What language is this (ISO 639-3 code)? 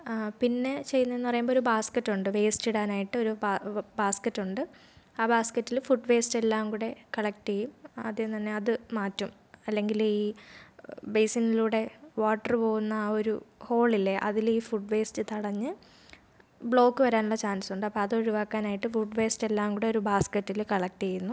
mal